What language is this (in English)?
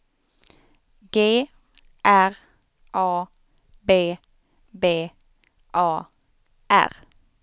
Swedish